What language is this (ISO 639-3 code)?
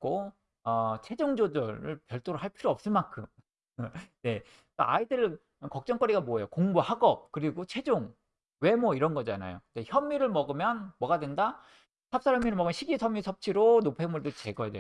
kor